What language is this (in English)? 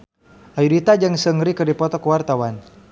Sundanese